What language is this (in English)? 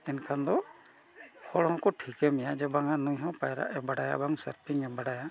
Santali